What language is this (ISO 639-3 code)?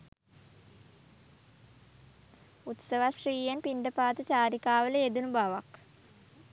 sin